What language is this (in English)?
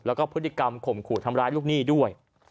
Thai